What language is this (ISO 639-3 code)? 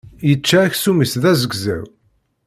kab